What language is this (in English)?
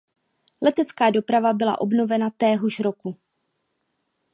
Czech